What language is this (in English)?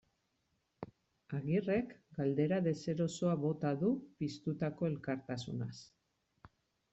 Basque